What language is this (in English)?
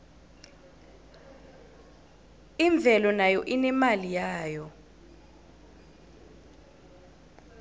South Ndebele